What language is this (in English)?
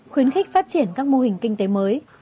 Vietnamese